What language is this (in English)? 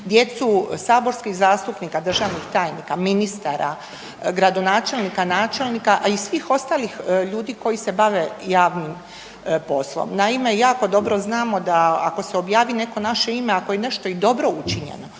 Croatian